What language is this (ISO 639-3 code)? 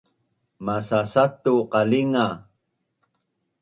bnn